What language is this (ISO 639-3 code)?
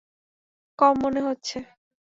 ben